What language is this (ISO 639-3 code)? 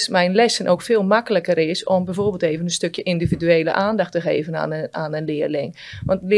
nld